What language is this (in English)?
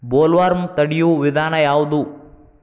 Kannada